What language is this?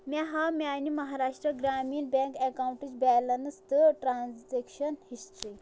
Kashmiri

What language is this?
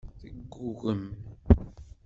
Kabyle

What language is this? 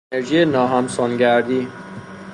Persian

